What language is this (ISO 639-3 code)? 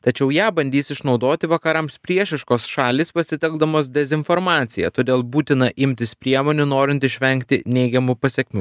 lit